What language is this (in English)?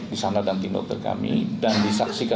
Indonesian